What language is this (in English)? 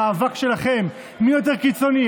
Hebrew